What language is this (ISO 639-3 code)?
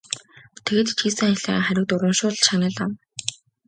mon